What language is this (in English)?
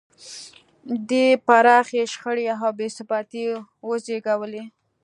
Pashto